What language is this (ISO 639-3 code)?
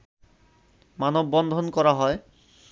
ben